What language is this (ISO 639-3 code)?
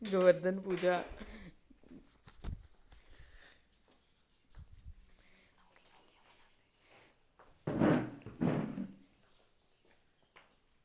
doi